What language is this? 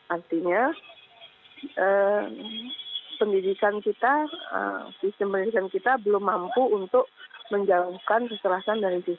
Indonesian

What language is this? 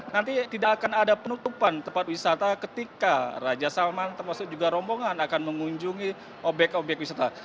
Indonesian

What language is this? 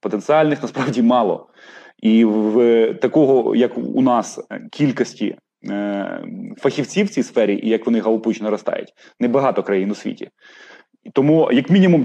Ukrainian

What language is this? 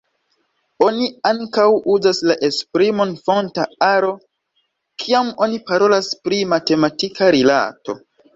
Esperanto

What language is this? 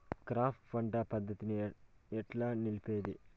Telugu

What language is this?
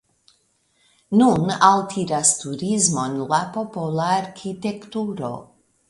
Esperanto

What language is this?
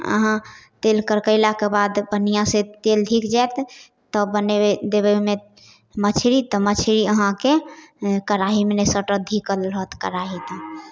Maithili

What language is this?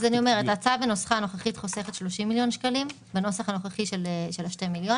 Hebrew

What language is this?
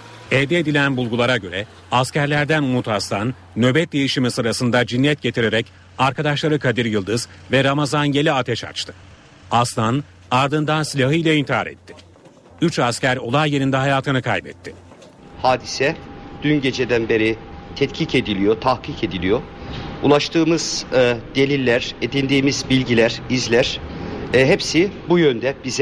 Turkish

